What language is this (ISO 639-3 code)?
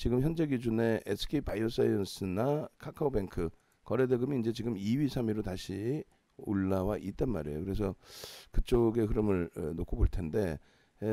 kor